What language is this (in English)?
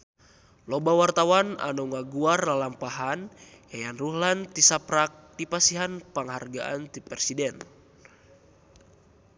Sundanese